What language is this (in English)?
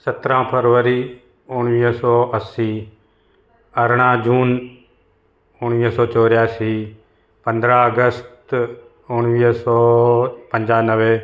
Sindhi